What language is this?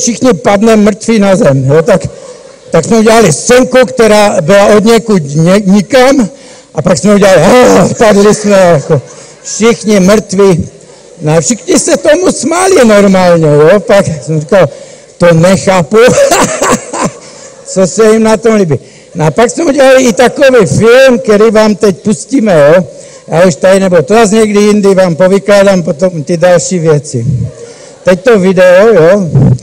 Czech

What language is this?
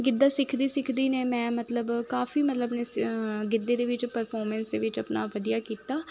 Punjabi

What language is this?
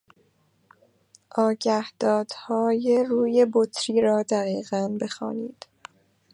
Persian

